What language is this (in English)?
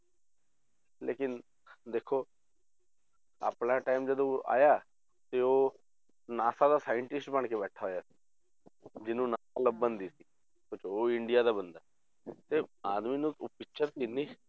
Punjabi